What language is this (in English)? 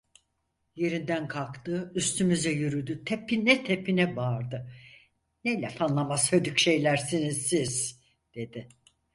Turkish